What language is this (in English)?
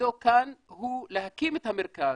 Hebrew